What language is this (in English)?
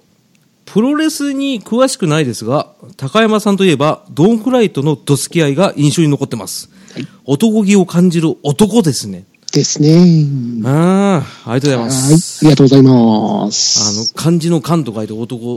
Japanese